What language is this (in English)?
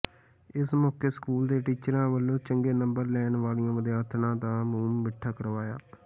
Punjabi